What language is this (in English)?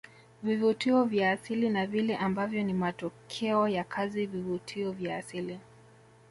Swahili